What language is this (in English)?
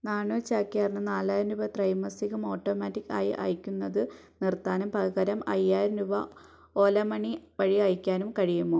Malayalam